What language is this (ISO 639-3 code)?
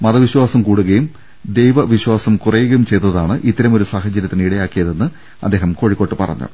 mal